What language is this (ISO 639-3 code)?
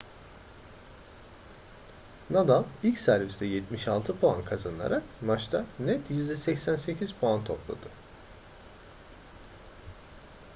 tur